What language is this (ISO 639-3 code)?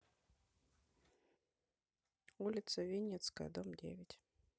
rus